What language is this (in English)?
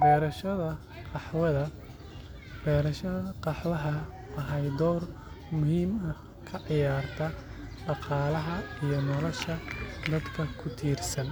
Somali